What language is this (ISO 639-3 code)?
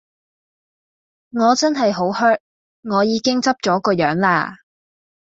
yue